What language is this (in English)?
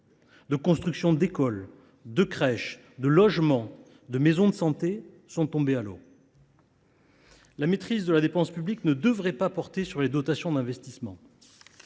French